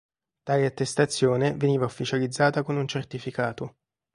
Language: Italian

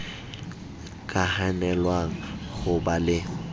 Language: Southern Sotho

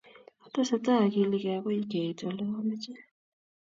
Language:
Kalenjin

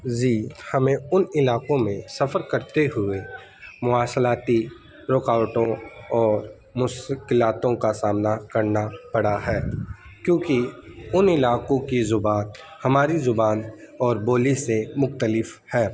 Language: Urdu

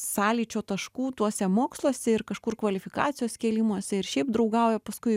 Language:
Lithuanian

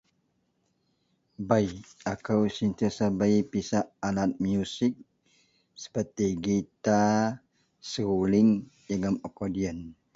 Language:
Central Melanau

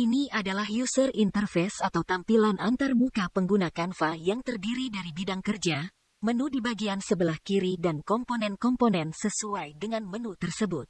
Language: Indonesian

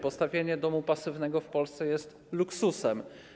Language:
Polish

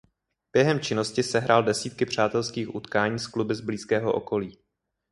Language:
Czech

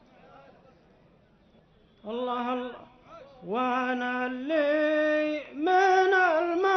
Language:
Arabic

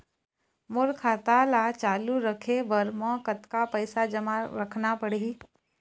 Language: Chhattisgarhi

